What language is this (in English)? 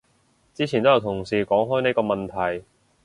Cantonese